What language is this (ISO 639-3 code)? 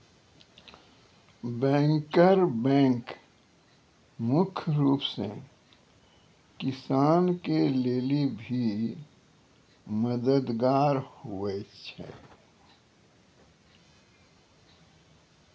mai